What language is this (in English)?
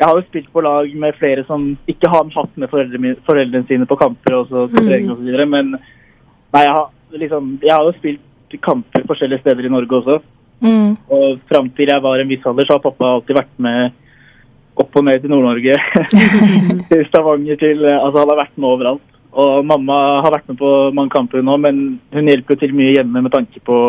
Tamil